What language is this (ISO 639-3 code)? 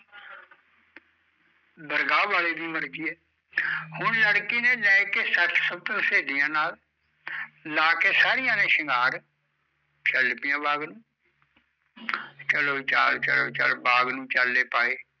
pan